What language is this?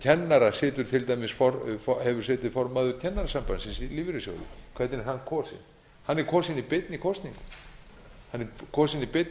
Icelandic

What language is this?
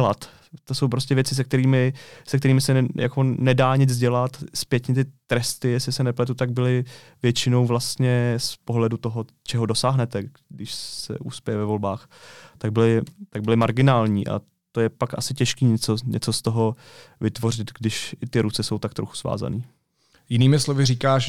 Czech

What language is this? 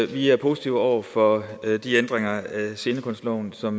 Danish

